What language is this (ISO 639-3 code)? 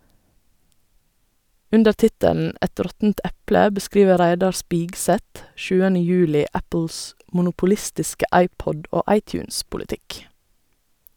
nor